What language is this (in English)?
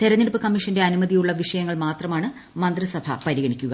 Malayalam